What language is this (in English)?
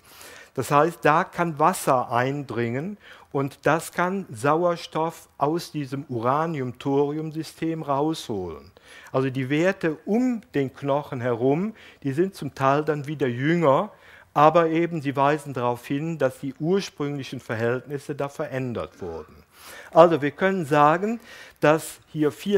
German